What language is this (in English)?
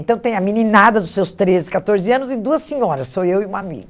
Portuguese